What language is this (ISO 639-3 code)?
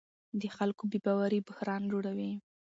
pus